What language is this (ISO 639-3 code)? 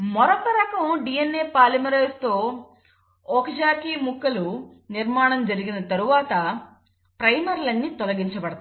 tel